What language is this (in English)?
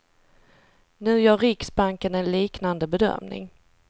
Swedish